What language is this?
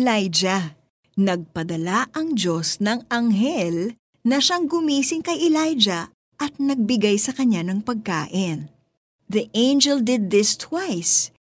Filipino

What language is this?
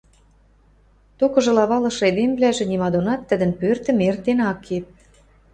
Western Mari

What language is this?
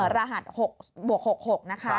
Thai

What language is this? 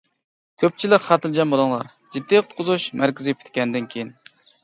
Uyghur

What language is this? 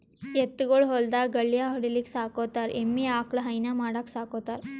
Kannada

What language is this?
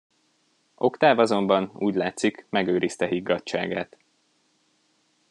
Hungarian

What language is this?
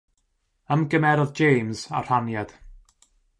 Welsh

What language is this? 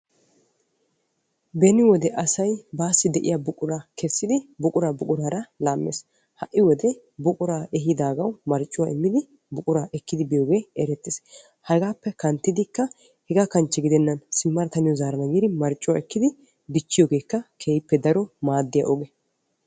Wolaytta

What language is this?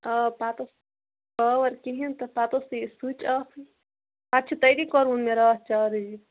Kashmiri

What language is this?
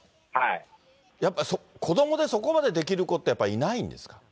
Japanese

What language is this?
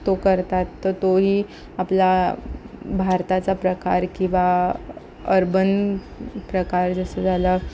Marathi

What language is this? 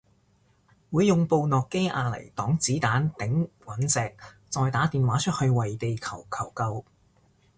Cantonese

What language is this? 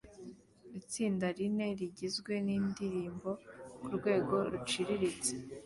Kinyarwanda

